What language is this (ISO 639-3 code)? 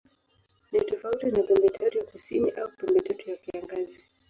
swa